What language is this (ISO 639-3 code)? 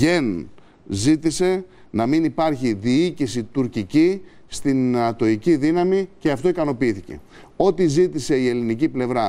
ell